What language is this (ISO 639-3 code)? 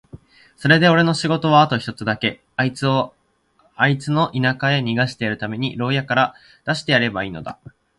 jpn